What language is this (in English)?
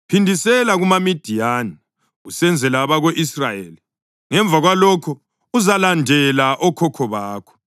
North Ndebele